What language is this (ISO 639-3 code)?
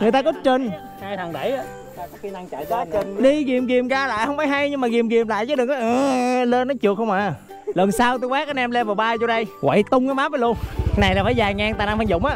vie